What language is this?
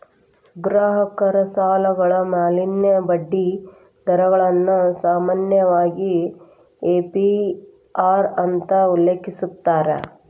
Kannada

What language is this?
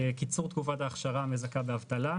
Hebrew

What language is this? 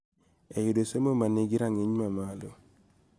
Luo (Kenya and Tanzania)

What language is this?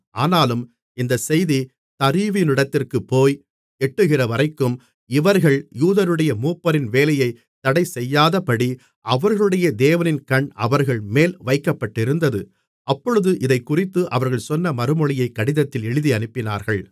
Tamil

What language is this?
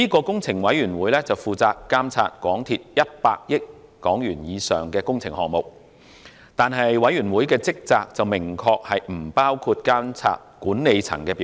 Cantonese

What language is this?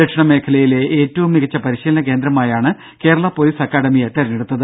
Malayalam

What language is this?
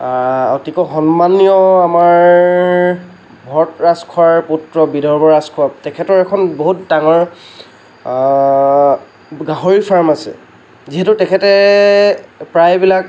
Assamese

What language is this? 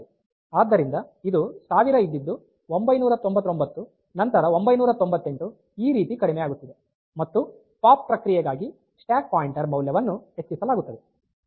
Kannada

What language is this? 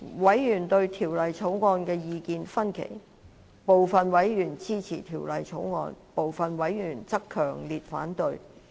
Cantonese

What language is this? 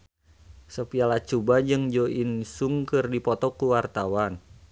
Sundanese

